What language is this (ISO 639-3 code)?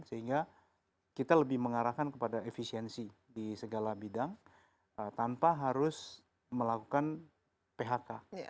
ind